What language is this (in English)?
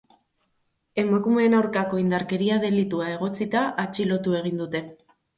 Basque